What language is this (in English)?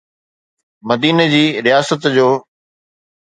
Sindhi